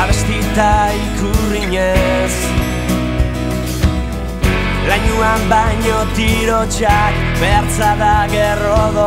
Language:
Italian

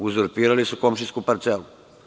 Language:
Serbian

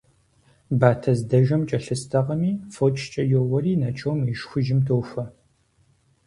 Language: Kabardian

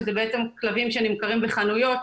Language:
Hebrew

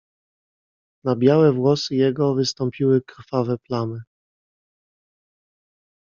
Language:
Polish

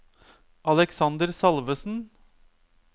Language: Norwegian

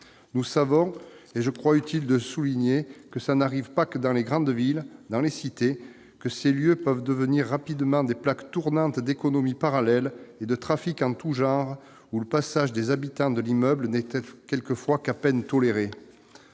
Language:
French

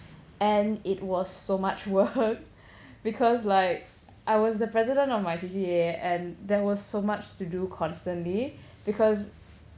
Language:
English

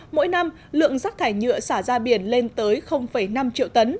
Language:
Vietnamese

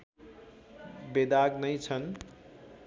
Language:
Nepali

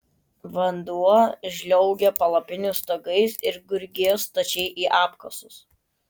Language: Lithuanian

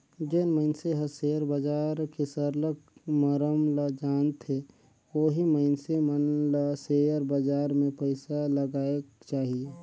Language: Chhattisgarhi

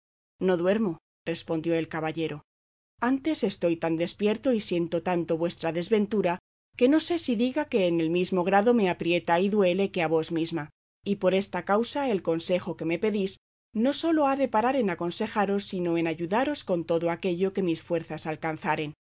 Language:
Spanish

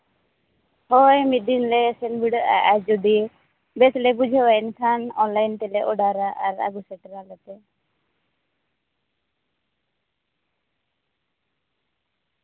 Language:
Santali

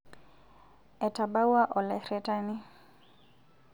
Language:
Masai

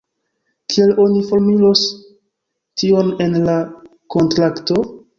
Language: Esperanto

